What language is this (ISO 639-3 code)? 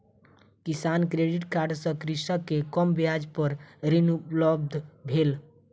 mai